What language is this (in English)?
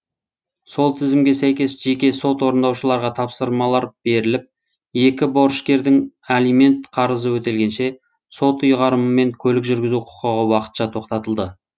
Kazakh